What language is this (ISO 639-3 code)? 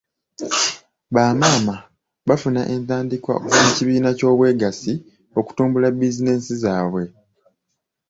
lug